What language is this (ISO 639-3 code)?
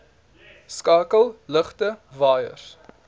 afr